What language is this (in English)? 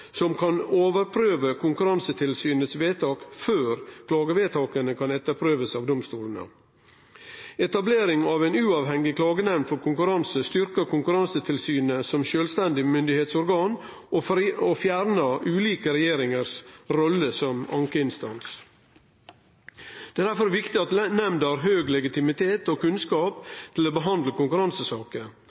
Norwegian Nynorsk